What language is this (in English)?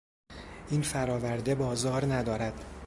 Persian